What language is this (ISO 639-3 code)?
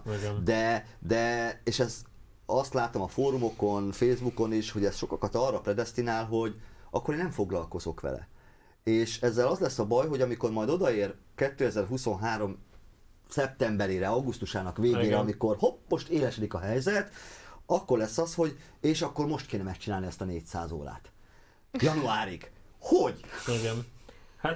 hun